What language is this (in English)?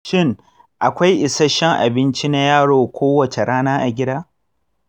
Hausa